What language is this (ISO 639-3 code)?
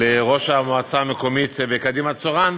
heb